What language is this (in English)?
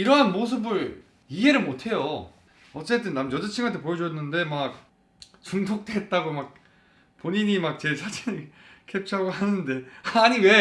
Korean